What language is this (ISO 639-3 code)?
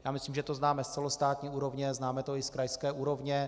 ces